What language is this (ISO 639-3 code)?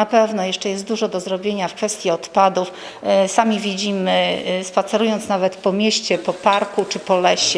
pol